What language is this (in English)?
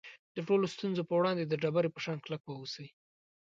Pashto